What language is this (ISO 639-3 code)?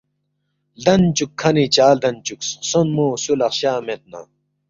bft